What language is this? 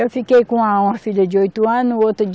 Portuguese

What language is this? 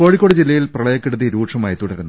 Malayalam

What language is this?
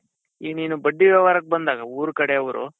Kannada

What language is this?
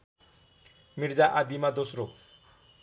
Nepali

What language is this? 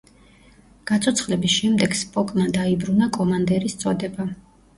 Georgian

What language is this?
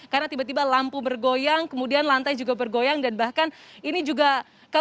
Indonesian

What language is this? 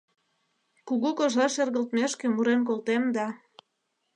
Mari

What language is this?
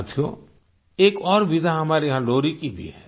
Hindi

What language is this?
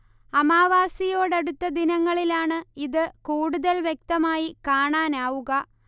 Malayalam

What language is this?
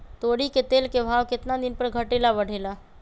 Magahi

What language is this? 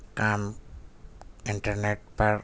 Urdu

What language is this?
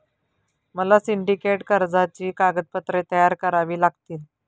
Marathi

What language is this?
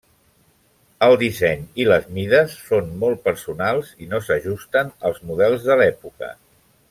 Catalan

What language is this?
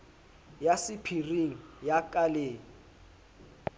Southern Sotho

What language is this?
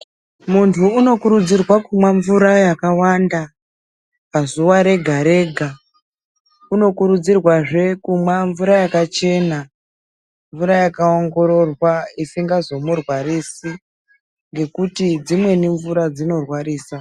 Ndau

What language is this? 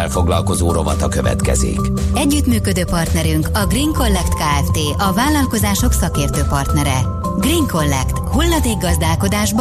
Hungarian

